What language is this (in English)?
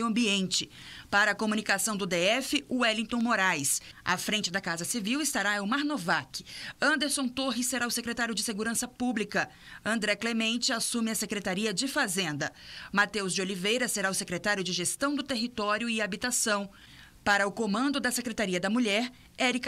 Portuguese